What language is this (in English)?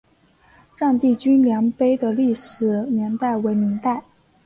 Chinese